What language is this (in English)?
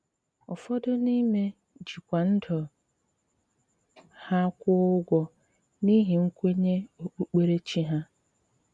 Igbo